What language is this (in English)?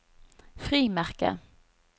Norwegian